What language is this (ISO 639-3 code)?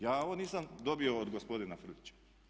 hrv